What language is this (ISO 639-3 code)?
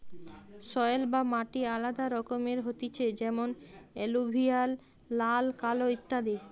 ben